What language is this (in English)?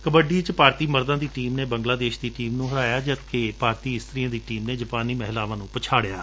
Punjabi